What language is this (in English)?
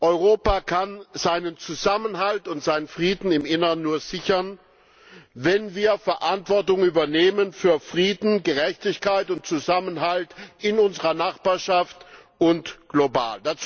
German